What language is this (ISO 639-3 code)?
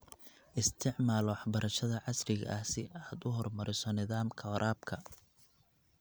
som